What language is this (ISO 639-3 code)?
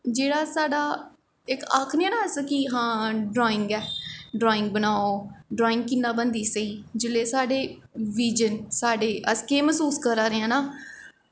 doi